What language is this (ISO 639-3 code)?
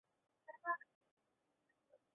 zho